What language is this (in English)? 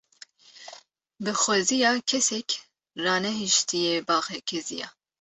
Kurdish